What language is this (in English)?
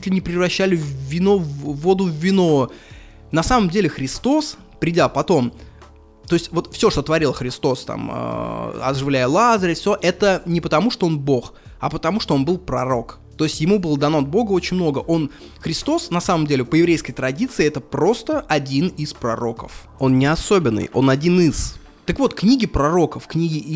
Russian